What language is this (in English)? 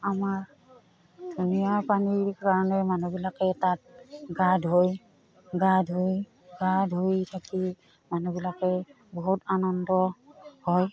Assamese